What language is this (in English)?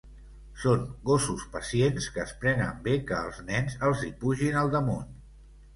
Catalan